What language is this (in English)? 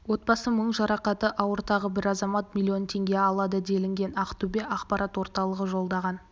Kazakh